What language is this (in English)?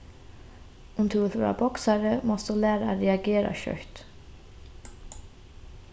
Faroese